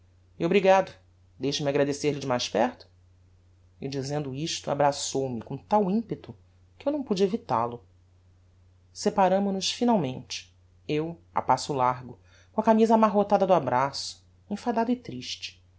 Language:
Portuguese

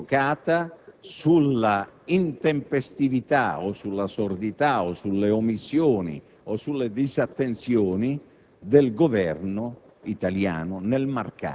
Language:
Italian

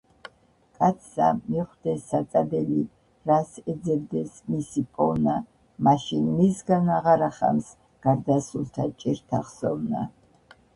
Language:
Georgian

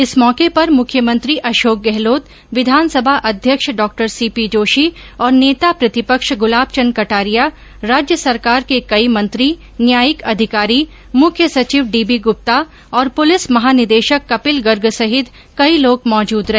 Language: Hindi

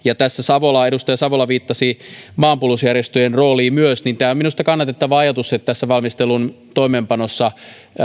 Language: Finnish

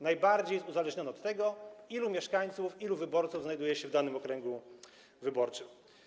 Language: Polish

